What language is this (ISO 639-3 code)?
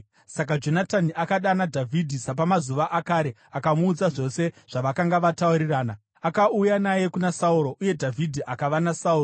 sna